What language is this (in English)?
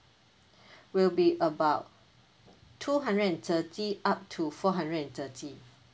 English